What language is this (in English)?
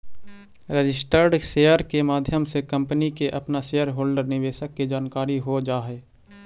Magahi